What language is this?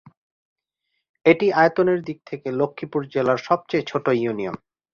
Bangla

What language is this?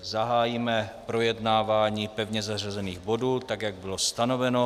Czech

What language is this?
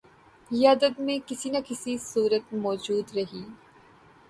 Urdu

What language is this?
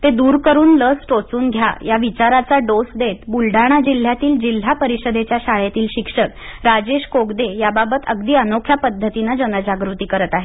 Marathi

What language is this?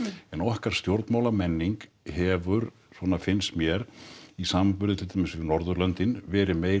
Icelandic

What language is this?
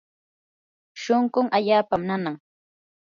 Yanahuanca Pasco Quechua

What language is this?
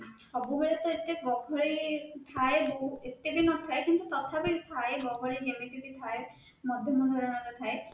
Odia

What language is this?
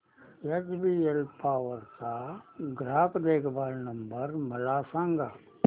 Marathi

